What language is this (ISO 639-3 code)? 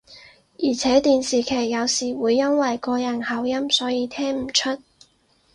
yue